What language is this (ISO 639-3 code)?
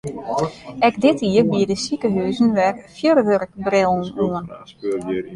fry